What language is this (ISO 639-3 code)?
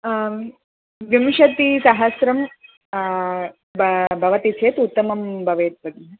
san